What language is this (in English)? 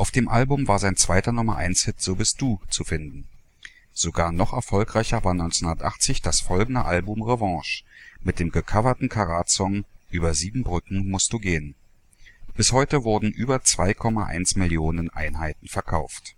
German